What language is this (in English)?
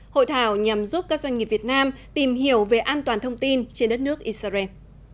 Vietnamese